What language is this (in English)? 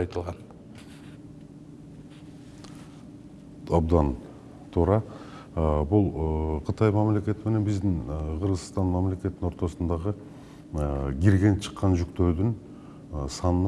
Turkish